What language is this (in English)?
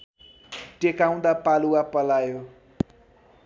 Nepali